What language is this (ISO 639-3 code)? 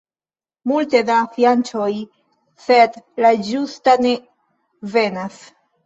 epo